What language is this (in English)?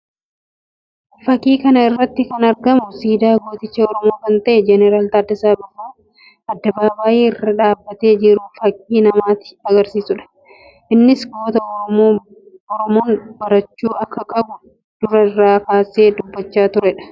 Oromo